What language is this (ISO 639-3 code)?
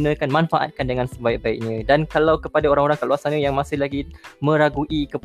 msa